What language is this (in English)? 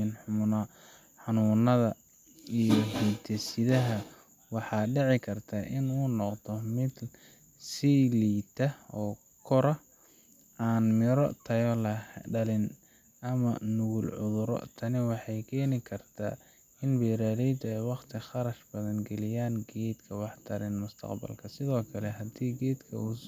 Somali